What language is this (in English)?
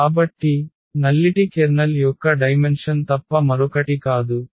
Telugu